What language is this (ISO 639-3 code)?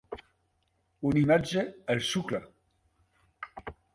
cat